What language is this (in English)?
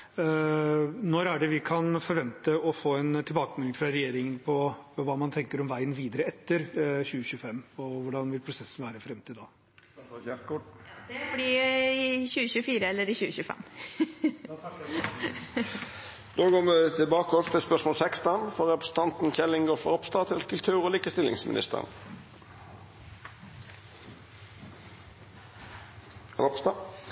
Norwegian